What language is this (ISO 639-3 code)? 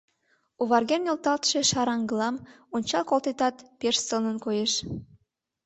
chm